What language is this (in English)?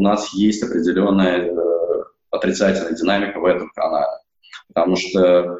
Russian